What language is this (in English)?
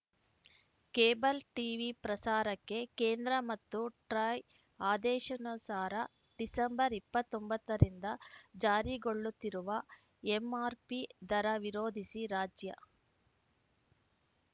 Kannada